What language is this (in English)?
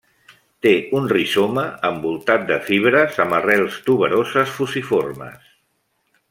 Catalan